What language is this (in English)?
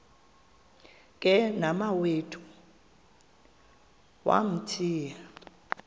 Xhosa